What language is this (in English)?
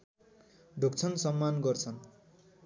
Nepali